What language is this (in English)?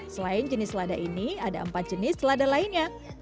Indonesian